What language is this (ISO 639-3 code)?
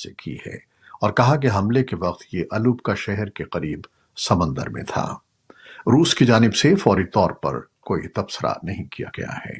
urd